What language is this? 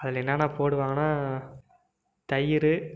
Tamil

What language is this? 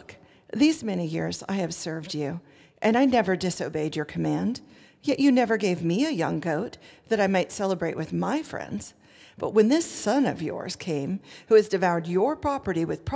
English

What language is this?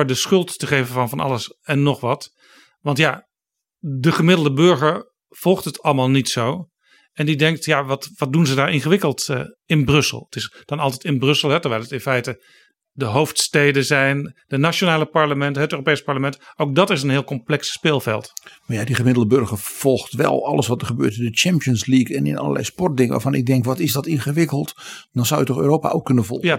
Dutch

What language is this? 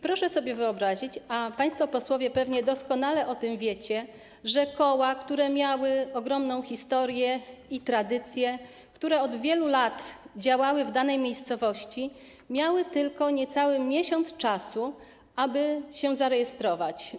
Polish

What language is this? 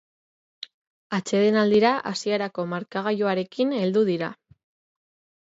Basque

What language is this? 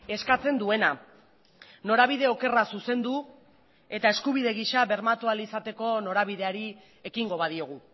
Basque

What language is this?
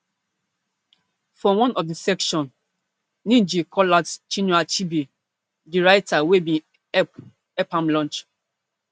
Nigerian Pidgin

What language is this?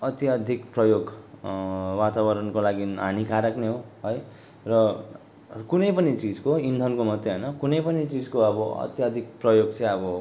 Nepali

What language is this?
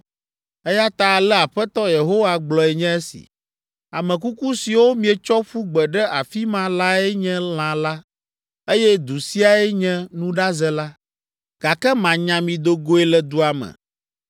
Ewe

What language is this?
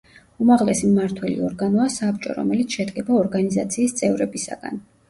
Georgian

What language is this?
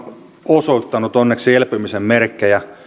Finnish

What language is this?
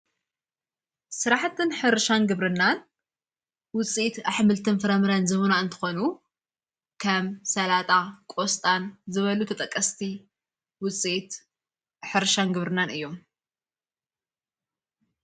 Tigrinya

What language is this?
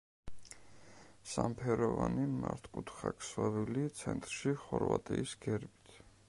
Georgian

